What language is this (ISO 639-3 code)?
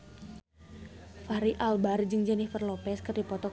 sun